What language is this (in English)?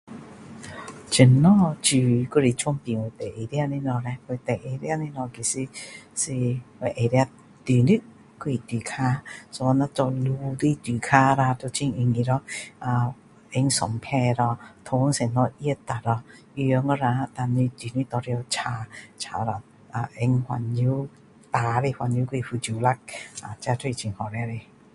Min Dong Chinese